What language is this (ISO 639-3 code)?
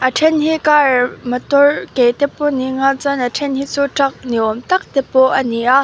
lus